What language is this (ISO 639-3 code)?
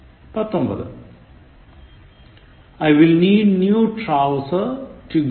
mal